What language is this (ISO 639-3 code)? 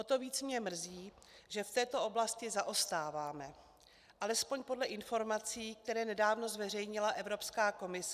ces